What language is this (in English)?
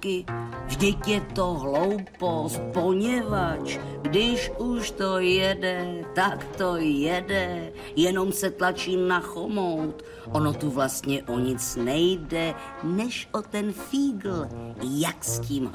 Czech